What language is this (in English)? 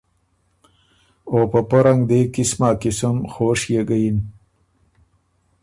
Ormuri